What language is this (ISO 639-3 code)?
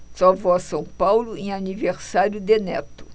por